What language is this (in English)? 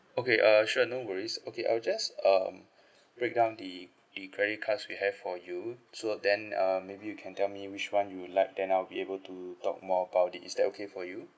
English